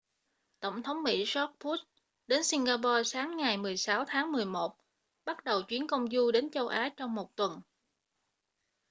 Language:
Vietnamese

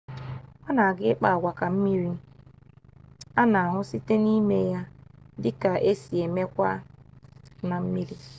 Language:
Igbo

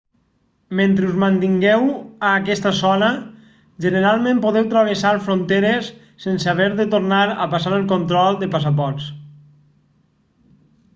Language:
Catalan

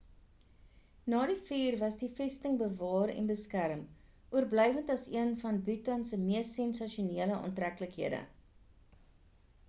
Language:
Afrikaans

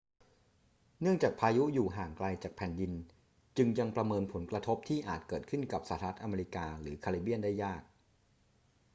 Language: Thai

